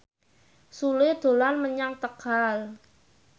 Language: Javanese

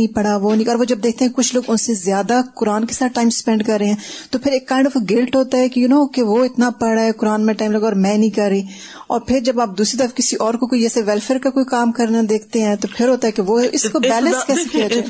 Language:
Urdu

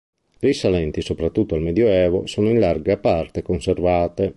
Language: Italian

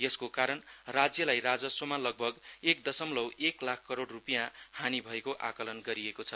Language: Nepali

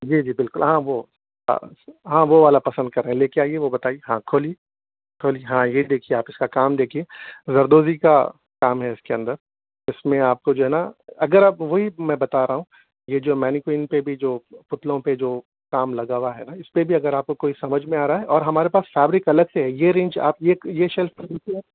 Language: Urdu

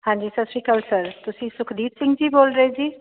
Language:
Punjabi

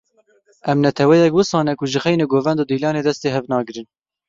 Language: Kurdish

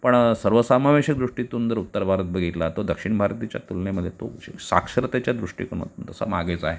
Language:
Marathi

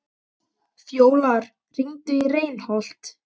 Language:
Icelandic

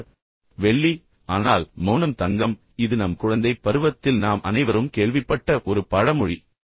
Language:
Tamil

